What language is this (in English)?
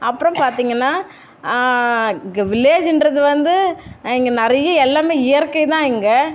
Tamil